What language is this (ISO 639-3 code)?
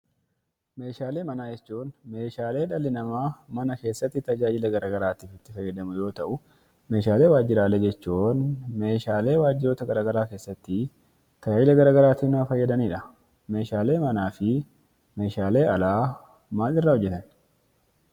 orm